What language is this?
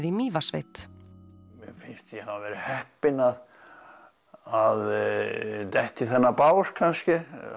Icelandic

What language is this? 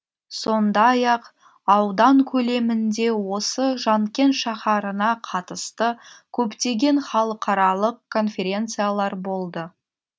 Kazakh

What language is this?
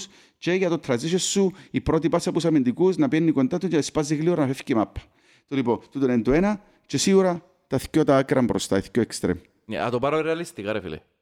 Greek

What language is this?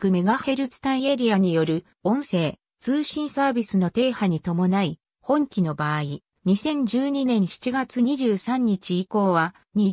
Japanese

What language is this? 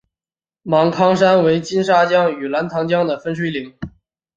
Chinese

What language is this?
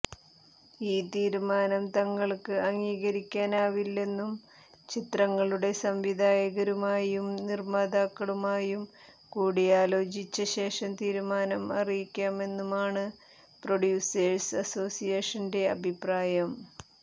Malayalam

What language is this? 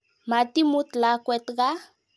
Kalenjin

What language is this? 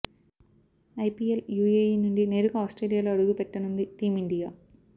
Telugu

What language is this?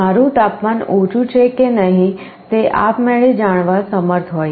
Gujarati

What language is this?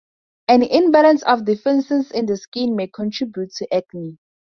English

